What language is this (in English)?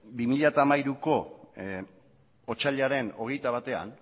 Basque